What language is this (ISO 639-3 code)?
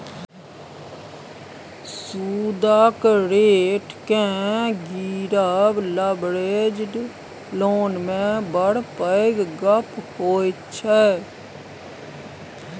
mai